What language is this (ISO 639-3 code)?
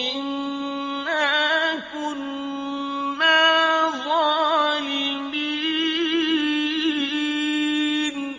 ara